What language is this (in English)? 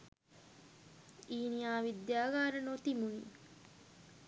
Sinhala